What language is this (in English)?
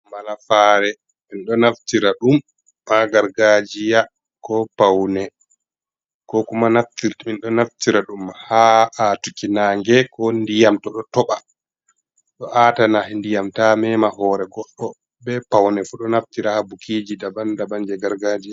Fula